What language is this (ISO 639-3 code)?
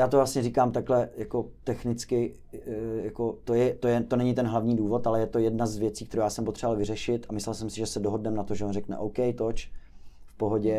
ces